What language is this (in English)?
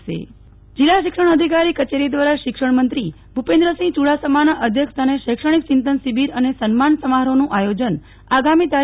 Gujarati